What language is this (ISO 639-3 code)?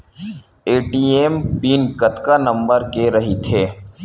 hne